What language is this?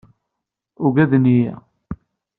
Kabyle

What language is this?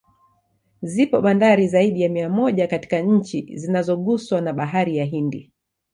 Swahili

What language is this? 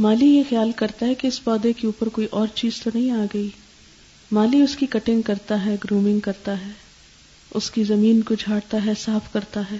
Urdu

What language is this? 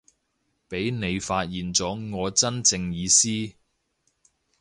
Cantonese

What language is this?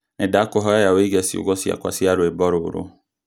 Kikuyu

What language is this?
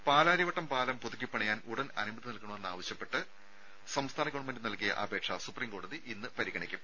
Malayalam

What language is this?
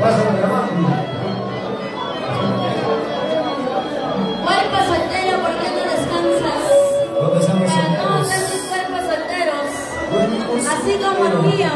Spanish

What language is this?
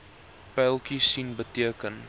Afrikaans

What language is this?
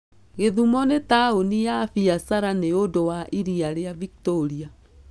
Kikuyu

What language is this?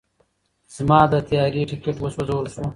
Pashto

